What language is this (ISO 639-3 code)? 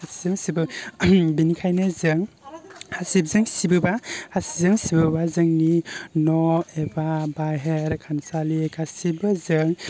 brx